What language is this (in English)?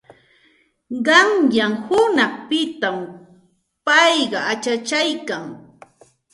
Santa Ana de Tusi Pasco Quechua